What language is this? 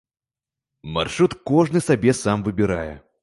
Belarusian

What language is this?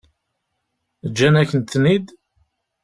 Kabyle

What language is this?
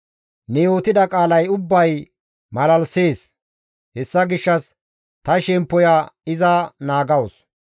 Gamo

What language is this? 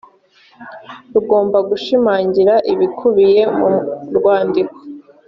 Kinyarwanda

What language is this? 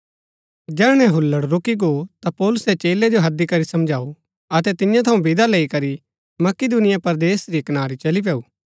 Gaddi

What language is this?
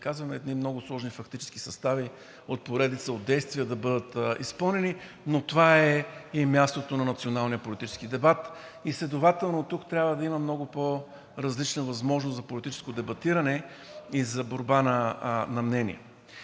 Bulgarian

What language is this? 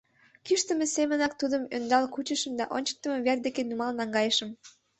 Mari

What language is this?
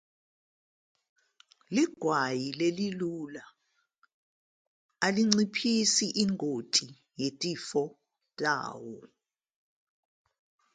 Zulu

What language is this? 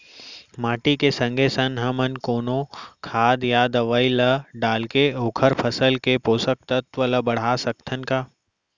Chhattisgarhi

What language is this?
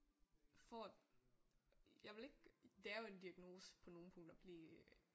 Danish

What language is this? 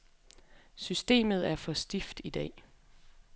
Danish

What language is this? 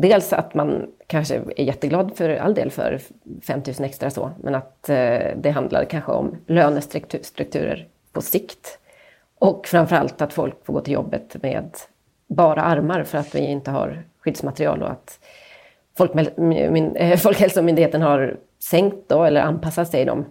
Swedish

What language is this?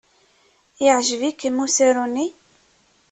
Kabyle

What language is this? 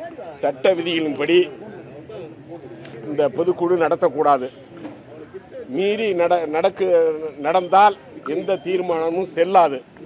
Turkish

